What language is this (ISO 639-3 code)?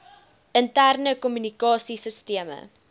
afr